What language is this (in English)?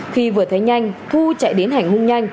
Vietnamese